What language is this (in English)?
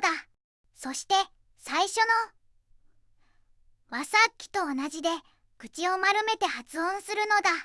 Japanese